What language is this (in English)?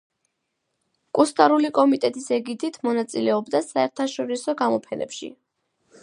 Georgian